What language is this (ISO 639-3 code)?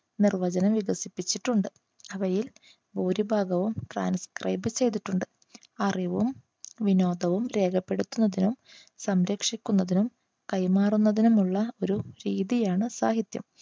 mal